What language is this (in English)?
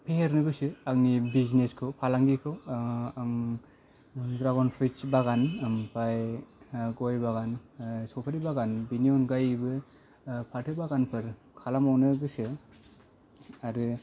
Bodo